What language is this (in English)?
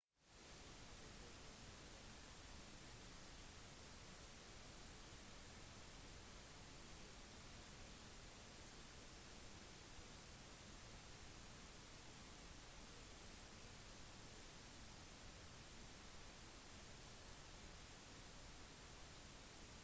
Norwegian Bokmål